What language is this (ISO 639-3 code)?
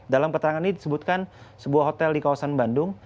ind